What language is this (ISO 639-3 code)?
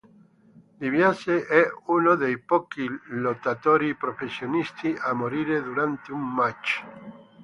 ita